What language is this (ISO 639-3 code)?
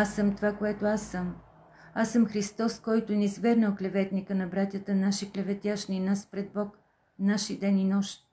bul